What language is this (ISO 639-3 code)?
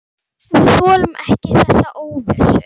isl